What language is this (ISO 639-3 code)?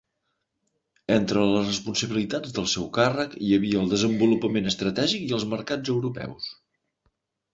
cat